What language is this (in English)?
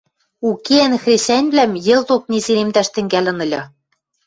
Western Mari